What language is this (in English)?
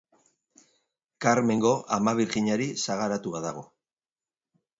Basque